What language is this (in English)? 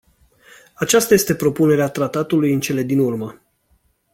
Romanian